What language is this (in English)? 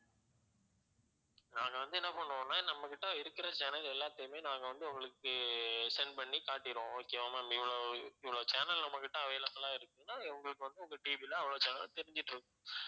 Tamil